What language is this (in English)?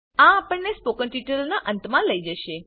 Gujarati